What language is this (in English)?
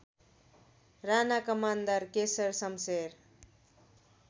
Nepali